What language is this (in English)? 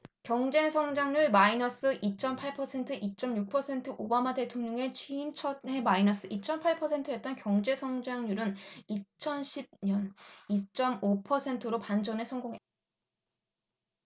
Korean